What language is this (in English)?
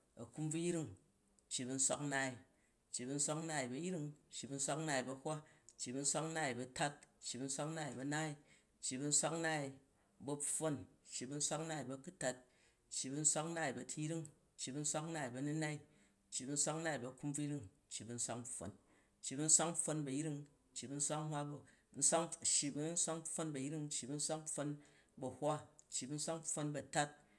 Jju